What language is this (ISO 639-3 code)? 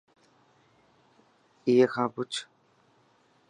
mki